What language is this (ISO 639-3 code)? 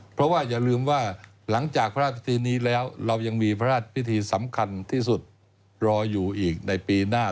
tha